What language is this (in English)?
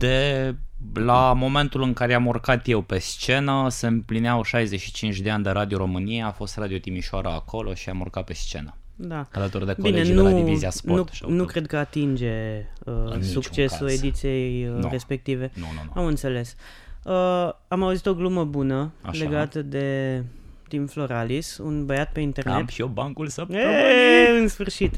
Romanian